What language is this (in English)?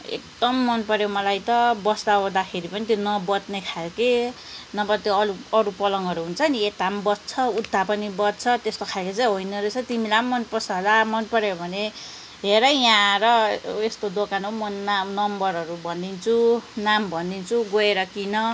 Nepali